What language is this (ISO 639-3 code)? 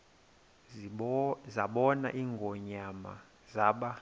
xho